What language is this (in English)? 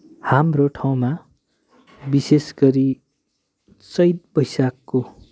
Nepali